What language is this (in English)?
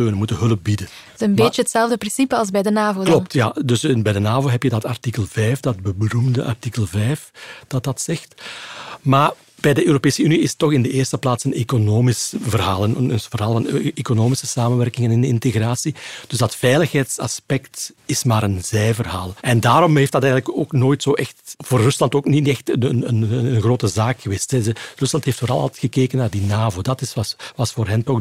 Dutch